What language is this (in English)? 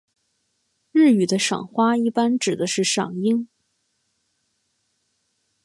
Chinese